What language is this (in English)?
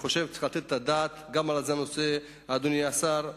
Hebrew